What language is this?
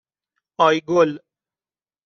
Persian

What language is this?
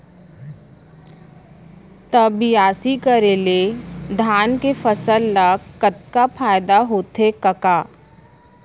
Chhattisgarhi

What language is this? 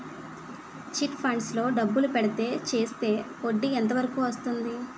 Telugu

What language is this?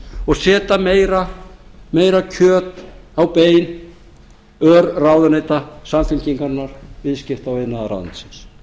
Icelandic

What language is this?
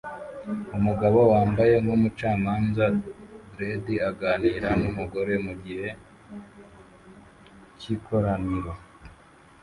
Kinyarwanda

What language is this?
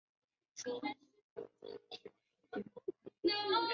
Chinese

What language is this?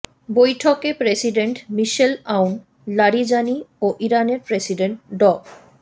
Bangla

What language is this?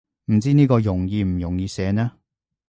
Cantonese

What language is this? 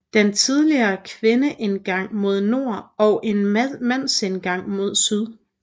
Danish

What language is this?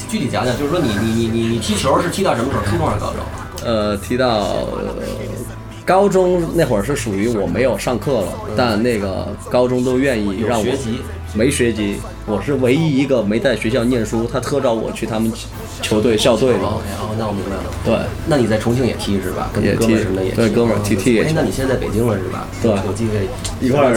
Chinese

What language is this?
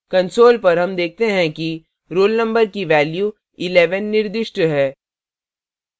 Hindi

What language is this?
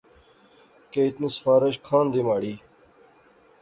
Pahari-Potwari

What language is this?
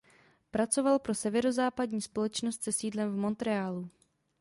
Czech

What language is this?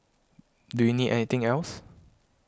English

